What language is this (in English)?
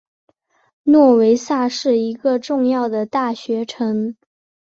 Chinese